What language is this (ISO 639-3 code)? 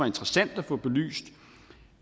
dan